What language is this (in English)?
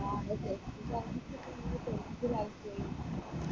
Malayalam